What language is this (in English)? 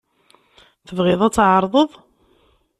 Kabyle